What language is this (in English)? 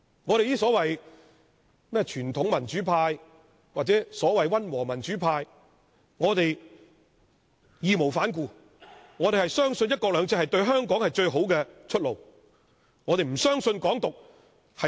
Cantonese